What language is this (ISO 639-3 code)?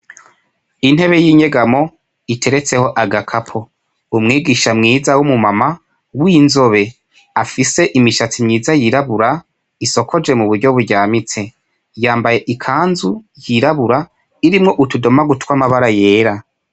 run